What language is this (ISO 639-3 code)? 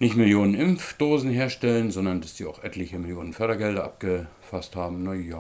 deu